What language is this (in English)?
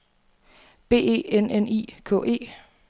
Danish